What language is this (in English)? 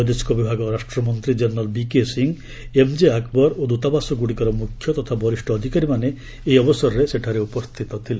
Odia